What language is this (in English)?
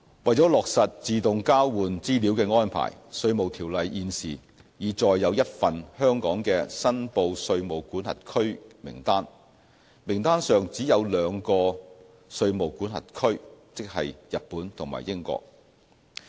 Cantonese